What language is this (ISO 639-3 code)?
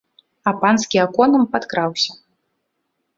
bel